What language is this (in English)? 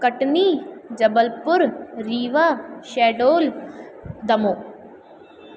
Sindhi